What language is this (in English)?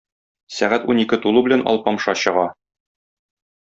Tatar